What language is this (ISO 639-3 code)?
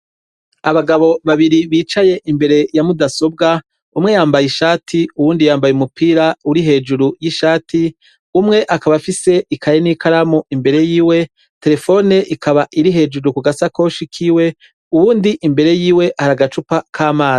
run